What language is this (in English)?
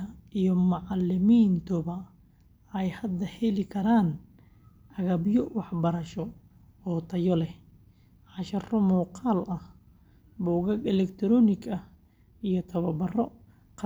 Somali